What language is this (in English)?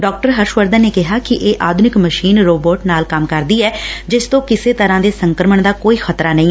Punjabi